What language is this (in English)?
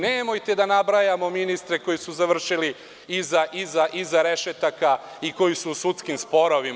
Serbian